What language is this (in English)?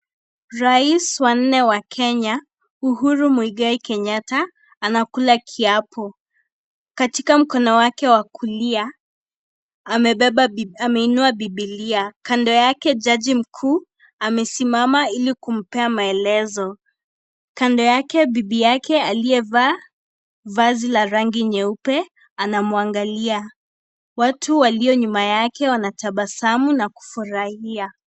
Swahili